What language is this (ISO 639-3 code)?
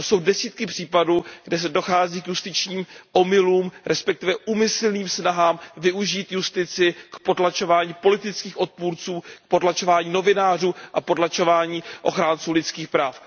ces